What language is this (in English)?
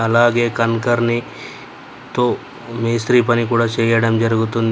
Telugu